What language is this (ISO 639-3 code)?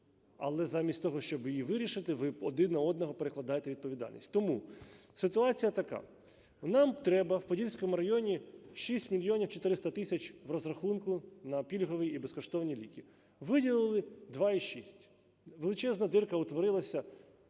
ukr